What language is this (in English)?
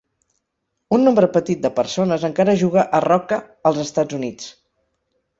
Catalan